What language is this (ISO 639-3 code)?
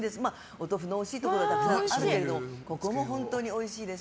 jpn